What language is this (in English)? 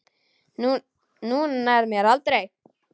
Icelandic